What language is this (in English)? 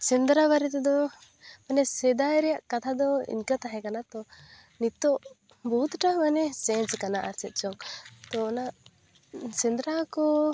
Santali